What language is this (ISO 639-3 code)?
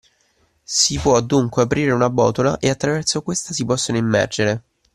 ita